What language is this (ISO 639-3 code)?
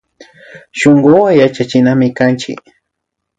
qvi